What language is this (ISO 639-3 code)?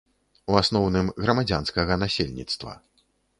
bel